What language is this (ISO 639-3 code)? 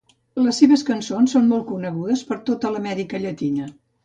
cat